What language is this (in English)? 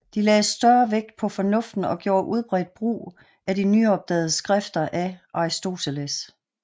Danish